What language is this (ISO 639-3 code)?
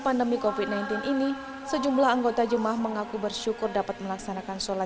ind